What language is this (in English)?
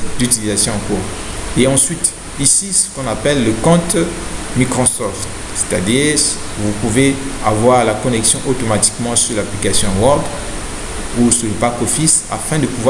French